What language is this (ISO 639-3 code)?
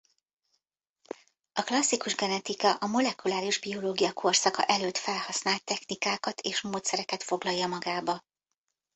hun